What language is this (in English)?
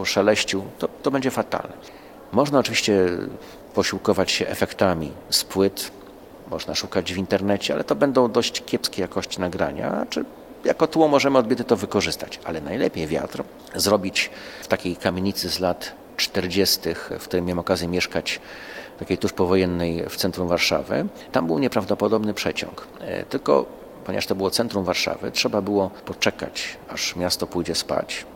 Polish